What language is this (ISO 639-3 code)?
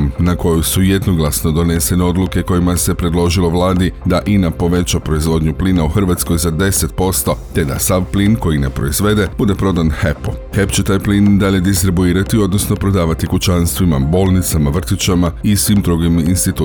hrv